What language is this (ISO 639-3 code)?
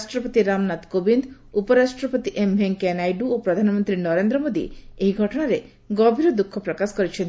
ori